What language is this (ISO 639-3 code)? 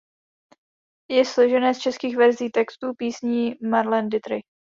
ces